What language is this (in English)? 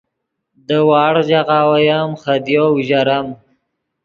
Yidgha